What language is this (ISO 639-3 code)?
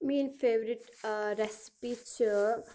kas